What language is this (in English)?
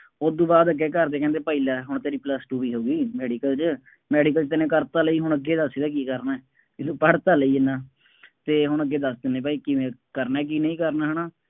Punjabi